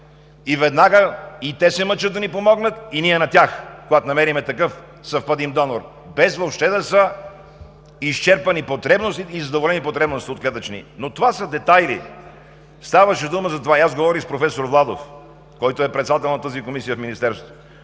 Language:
Bulgarian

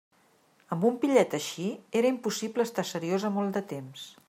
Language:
Catalan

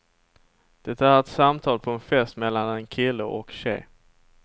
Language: Swedish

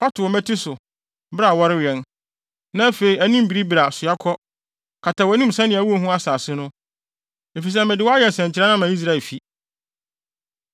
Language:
Akan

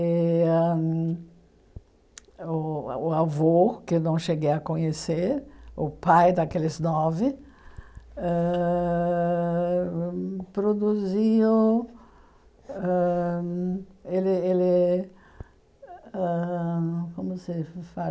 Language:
Portuguese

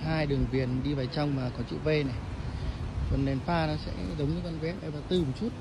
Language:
Vietnamese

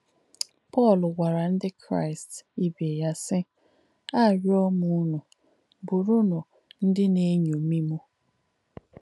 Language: Igbo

